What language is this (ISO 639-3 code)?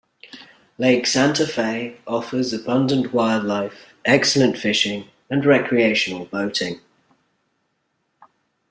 eng